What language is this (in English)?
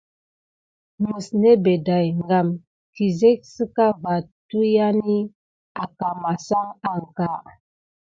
Gidar